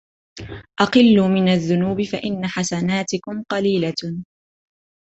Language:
Arabic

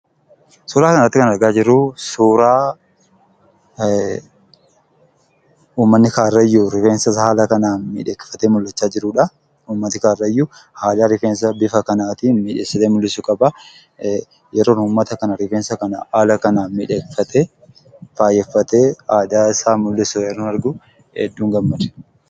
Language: Oromo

